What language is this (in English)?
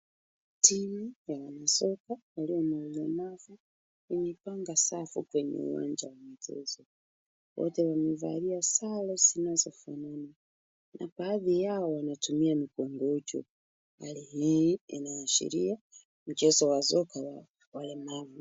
Swahili